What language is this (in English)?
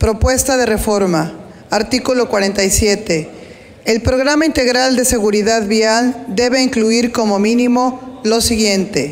Spanish